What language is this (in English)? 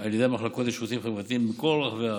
Hebrew